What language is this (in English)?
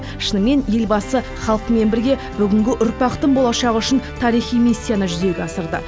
Kazakh